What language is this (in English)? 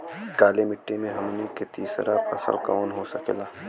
Bhojpuri